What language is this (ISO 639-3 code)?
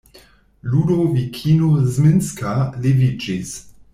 epo